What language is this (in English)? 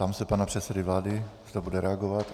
Czech